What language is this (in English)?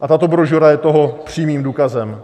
Czech